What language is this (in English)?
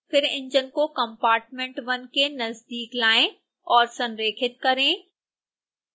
Hindi